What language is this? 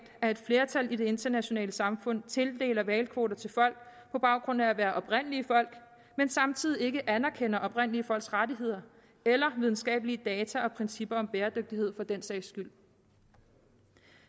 Danish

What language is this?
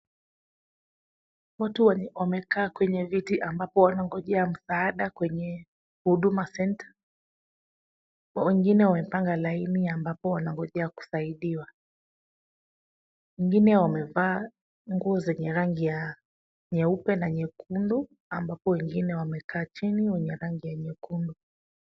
Swahili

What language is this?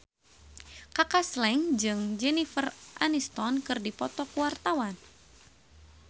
Sundanese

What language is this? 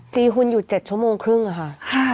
Thai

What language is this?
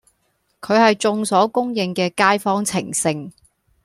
Cantonese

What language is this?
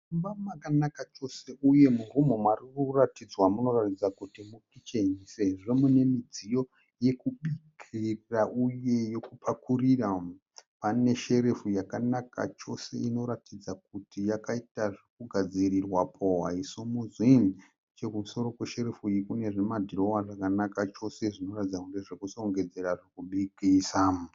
Shona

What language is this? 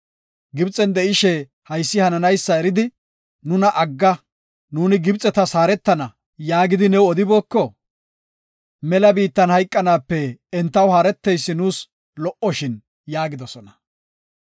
Gofa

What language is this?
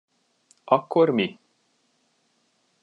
Hungarian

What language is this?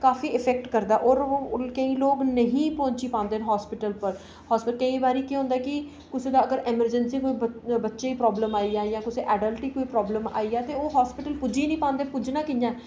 Dogri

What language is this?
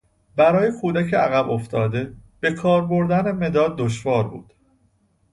Persian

